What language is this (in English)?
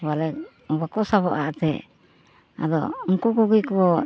Santali